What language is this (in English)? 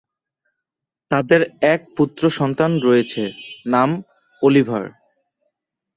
Bangla